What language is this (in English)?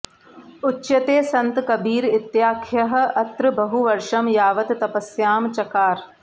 Sanskrit